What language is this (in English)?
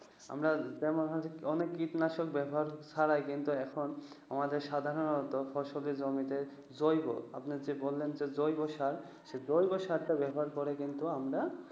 Bangla